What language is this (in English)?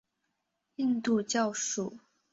Chinese